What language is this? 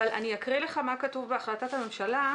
Hebrew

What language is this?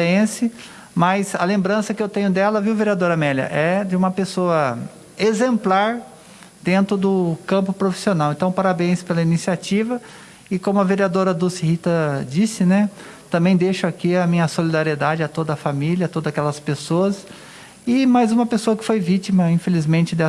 Portuguese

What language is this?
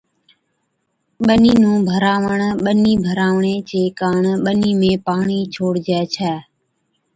Od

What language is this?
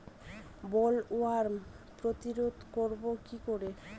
Bangla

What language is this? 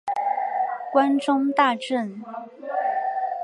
Chinese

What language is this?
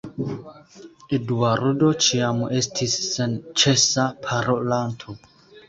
Esperanto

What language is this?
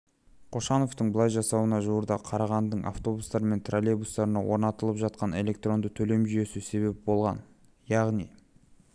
Kazakh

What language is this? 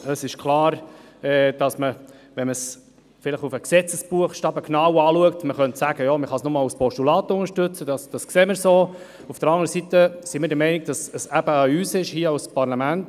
Swiss German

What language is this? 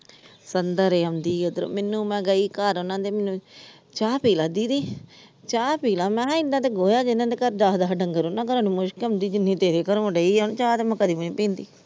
Punjabi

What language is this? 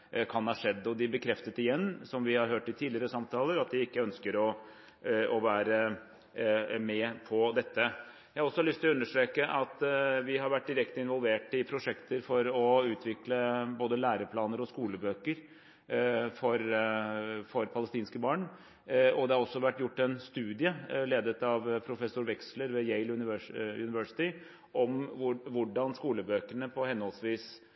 Norwegian Bokmål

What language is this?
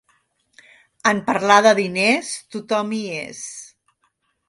Catalan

